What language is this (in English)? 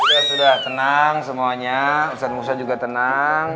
Indonesian